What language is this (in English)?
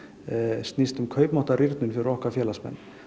Icelandic